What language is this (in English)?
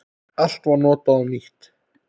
Icelandic